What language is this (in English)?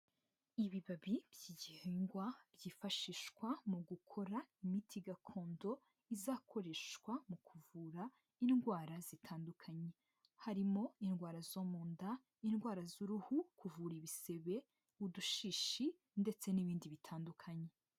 Kinyarwanda